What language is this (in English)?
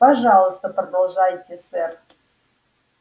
Russian